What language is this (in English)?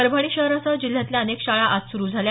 Marathi